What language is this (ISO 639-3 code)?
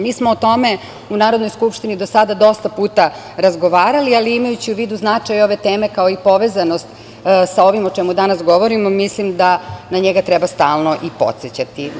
srp